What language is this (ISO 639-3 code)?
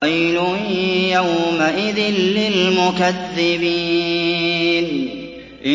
ara